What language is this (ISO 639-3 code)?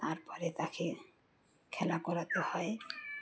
ben